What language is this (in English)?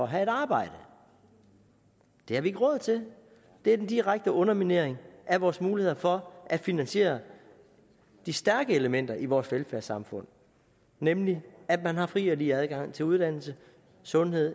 Danish